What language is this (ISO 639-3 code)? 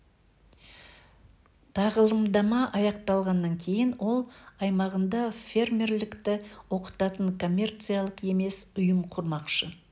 kaz